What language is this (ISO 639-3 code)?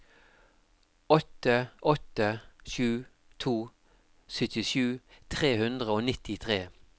nor